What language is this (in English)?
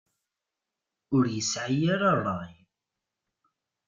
Kabyle